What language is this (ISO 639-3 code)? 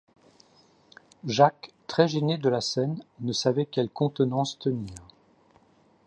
fra